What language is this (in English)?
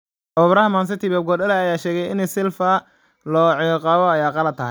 Somali